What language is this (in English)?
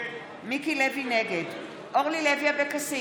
Hebrew